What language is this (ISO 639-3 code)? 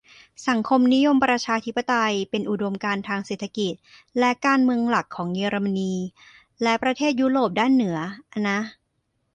tha